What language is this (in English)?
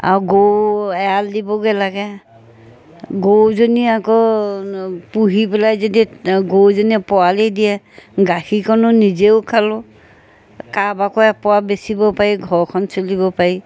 Assamese